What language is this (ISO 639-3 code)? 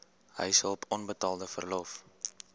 afr